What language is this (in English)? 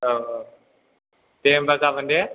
Bodo